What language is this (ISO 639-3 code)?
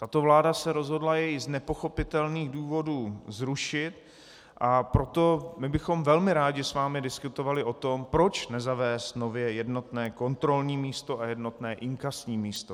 ces